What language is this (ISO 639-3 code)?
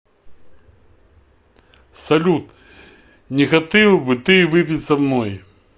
rus